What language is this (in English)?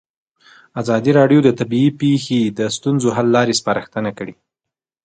Pashto